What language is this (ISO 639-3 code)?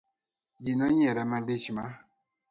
luo